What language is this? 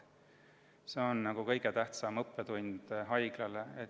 Estonian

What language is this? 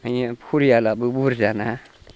Bodo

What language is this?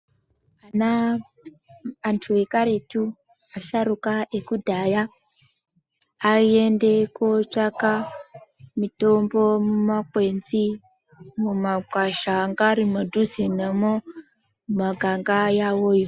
Ndau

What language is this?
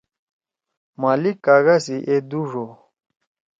Torwali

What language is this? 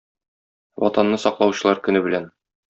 Tatar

